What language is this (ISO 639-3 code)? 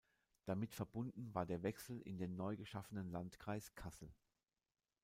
deu